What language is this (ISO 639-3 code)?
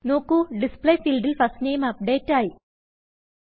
mal